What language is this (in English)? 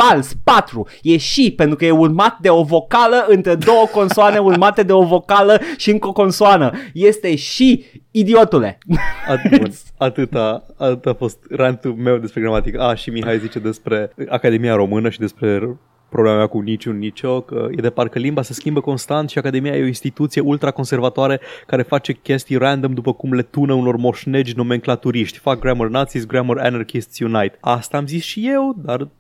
Romanian